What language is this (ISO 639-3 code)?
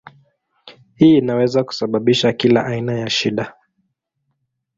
swa